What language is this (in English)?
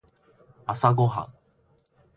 Japanese